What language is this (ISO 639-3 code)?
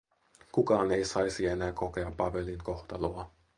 fin